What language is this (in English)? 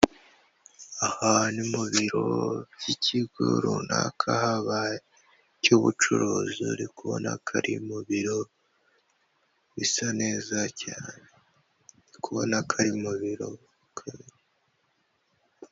Kinyarwanda